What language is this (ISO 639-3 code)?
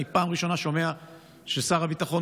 heb